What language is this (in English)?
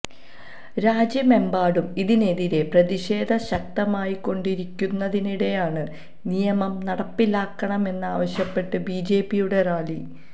Malayalam